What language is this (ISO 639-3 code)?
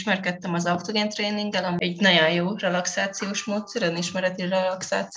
hun